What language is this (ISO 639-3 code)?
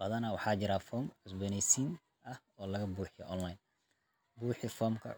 som